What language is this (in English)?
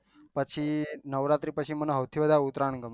Gujarati